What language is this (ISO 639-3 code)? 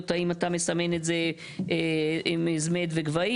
heb